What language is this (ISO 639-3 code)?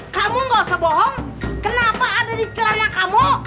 ind